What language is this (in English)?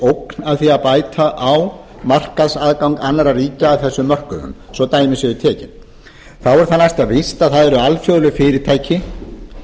Icelandic